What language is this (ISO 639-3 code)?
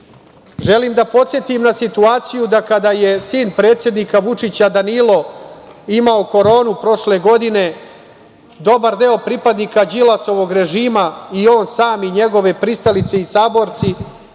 srp